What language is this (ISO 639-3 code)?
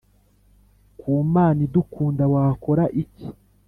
kin